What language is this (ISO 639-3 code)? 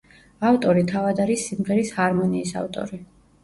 kat